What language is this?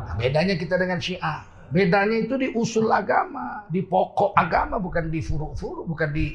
Indonesian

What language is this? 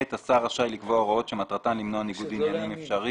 Hebrew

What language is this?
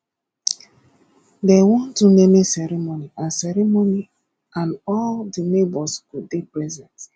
Nigerian Pidgin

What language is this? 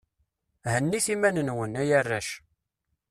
Kabyle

